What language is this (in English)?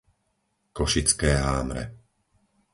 Slovak